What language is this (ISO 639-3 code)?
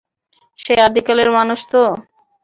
ben